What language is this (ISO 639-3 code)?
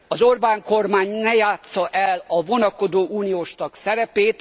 hun